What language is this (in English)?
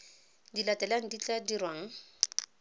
Tswana